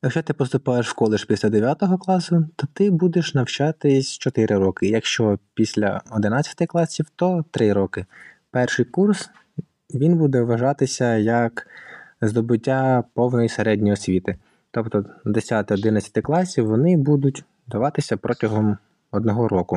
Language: Ukrainian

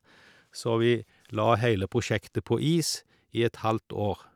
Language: Norwegian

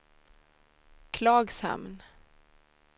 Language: Swedish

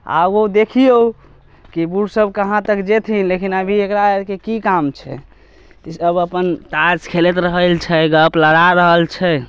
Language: Maithili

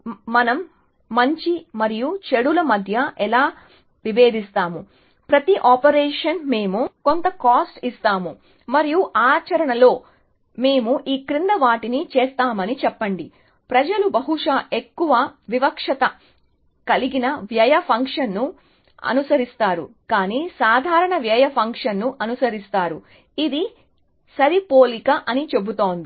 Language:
Telugu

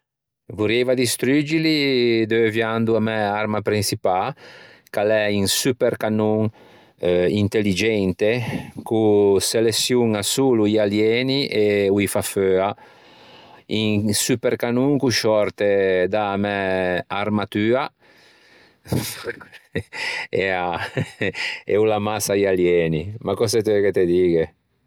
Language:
Ligurian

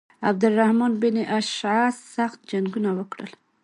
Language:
Pashto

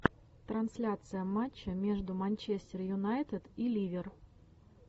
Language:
Russian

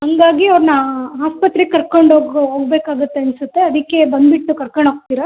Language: Kannada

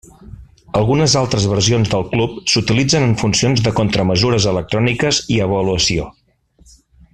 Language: Catalan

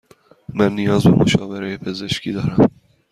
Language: Persian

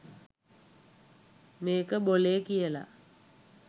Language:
Sinhala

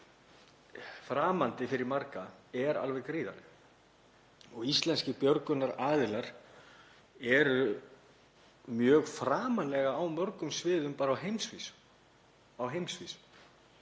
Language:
Icelandic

